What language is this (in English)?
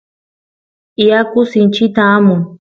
Santiago del Estero Quichua